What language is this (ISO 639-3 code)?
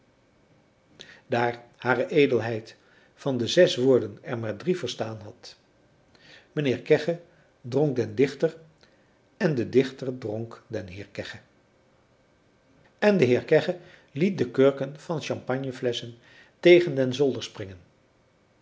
nld